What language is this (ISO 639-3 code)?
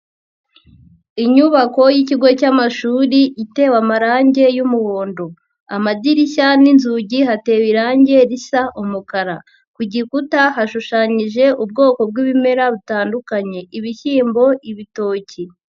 kin